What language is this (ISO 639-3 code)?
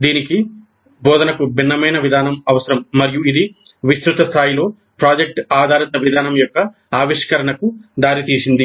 tel